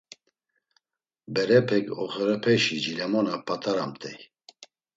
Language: Laz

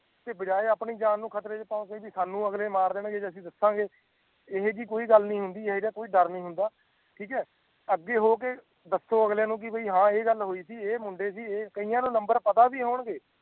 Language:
Punjabi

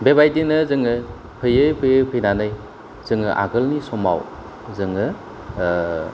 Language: Bodo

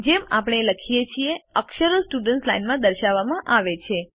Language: Gujarati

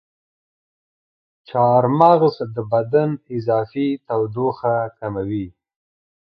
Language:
Pashto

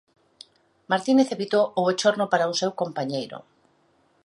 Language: Galician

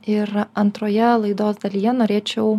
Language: Lithuanian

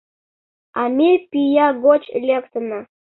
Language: Mari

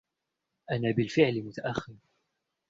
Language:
Arabic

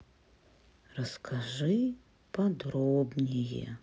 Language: Russian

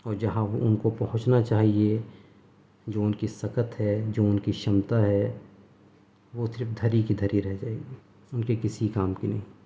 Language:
Urdu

